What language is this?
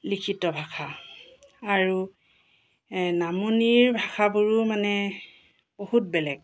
Assamese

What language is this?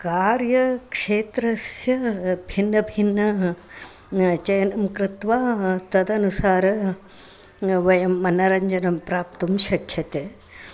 Sanskrit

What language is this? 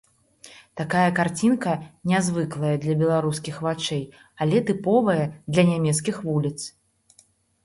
Belarusian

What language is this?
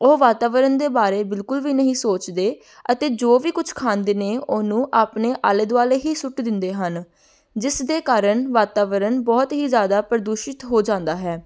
Punjabi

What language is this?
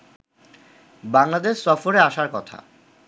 Bangla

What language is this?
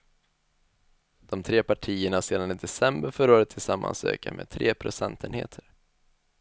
Swedish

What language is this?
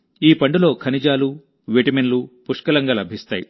Telugu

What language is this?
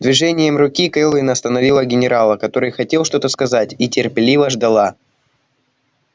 Russian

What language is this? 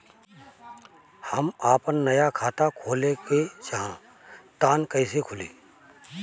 Bhojpuri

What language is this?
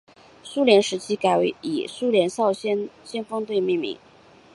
Chinese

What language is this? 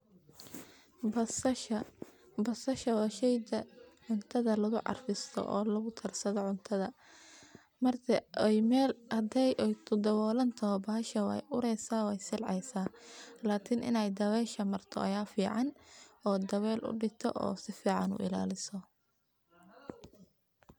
Somali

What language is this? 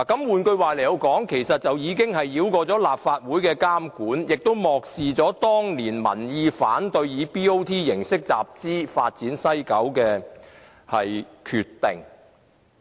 Cantonese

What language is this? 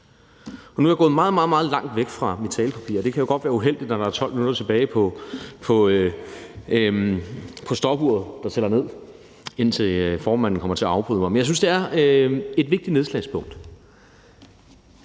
Danish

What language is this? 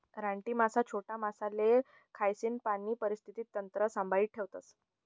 Marathi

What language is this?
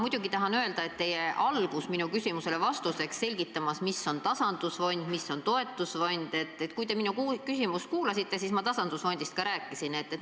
Estonian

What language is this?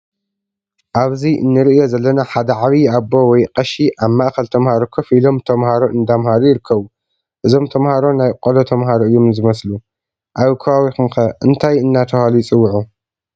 Tigrinya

